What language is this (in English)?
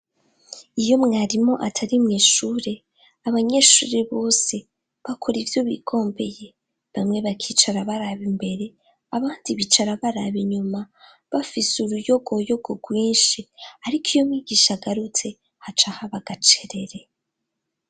Rundi